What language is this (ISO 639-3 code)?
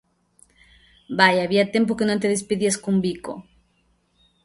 glg